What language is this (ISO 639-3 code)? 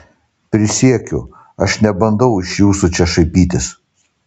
lit